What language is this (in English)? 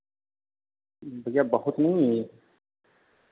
Hindi